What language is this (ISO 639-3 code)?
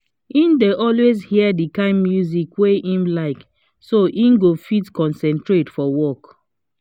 pcm